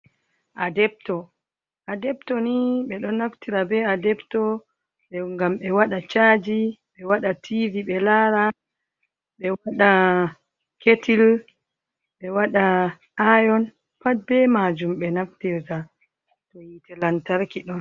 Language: Fula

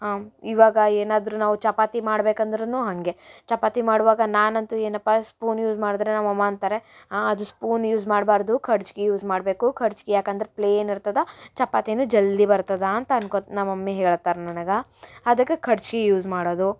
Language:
Kannada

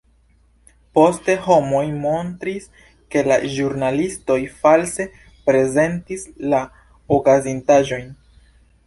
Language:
Esperanto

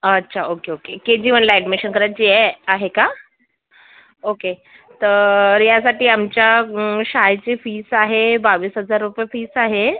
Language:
Marathi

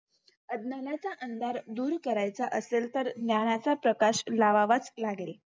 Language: Marathi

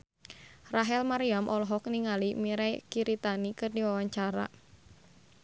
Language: Sundanese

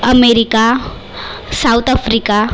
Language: Marathi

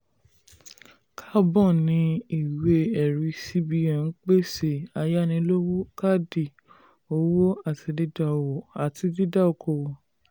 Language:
Yoruba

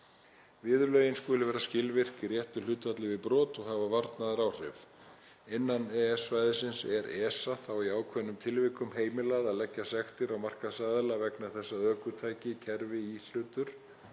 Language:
Icelandic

